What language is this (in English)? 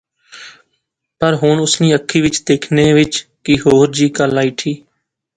Pahari-Potwari